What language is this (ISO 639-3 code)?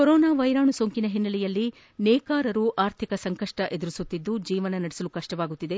kan